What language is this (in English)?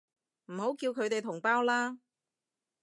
Cantonese